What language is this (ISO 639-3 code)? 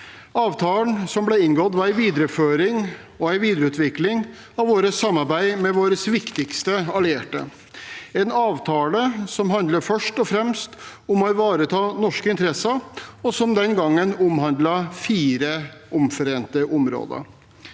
nor